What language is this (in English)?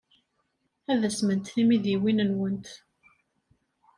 Kabyle